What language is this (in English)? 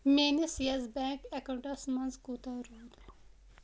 Kashmiri